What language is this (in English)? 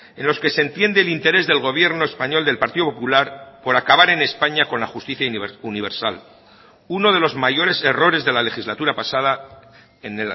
Spanish